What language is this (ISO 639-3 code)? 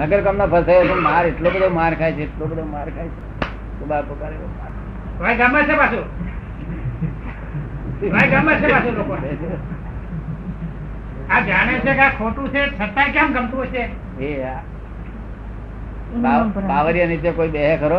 guj